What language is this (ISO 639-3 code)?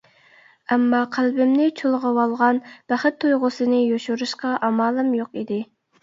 uig